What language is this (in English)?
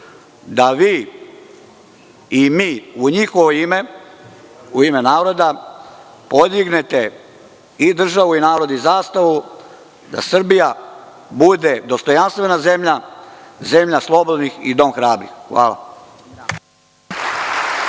Serbian